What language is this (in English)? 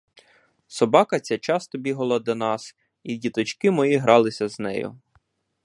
Ukrainian